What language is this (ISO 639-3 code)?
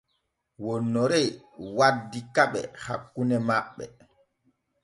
fue